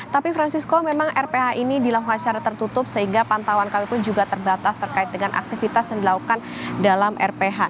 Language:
Indonesian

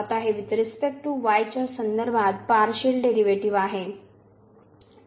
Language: Marathi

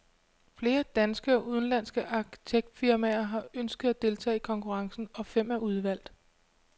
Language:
Danish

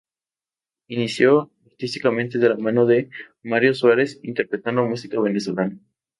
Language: Spanish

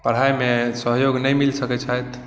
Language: Maithili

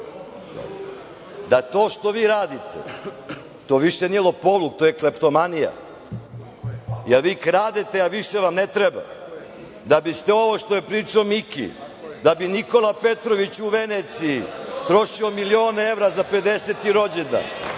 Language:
Serbian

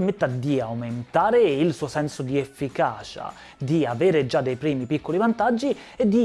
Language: Italian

